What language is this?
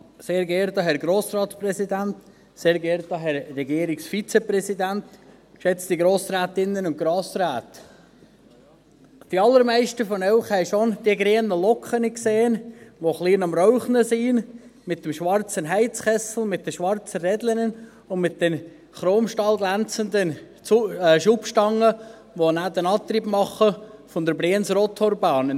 Swiss German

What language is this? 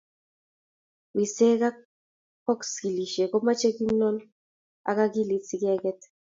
Kalenjin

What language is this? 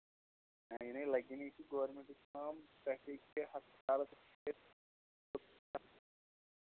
Kashmiri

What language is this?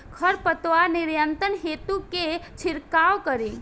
Bhojpuri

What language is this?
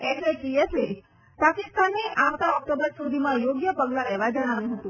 Gujarati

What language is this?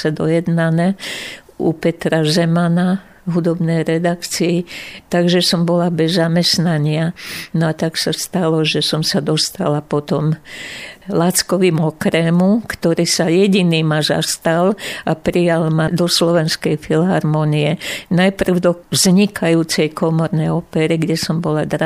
Slovak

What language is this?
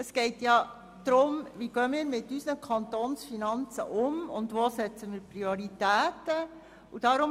Swiss German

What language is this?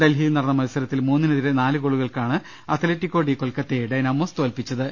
Malayalam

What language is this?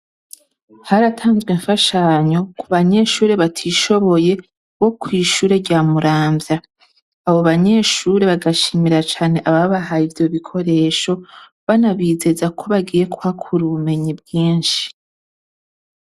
Rundi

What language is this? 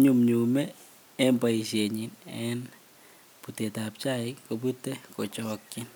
Kalenjin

